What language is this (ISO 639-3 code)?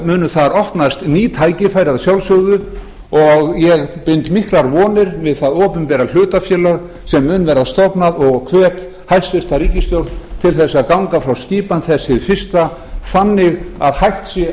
isl